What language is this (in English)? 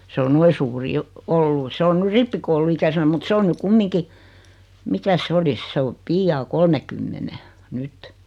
Finnish